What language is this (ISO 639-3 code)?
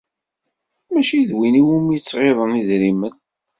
kab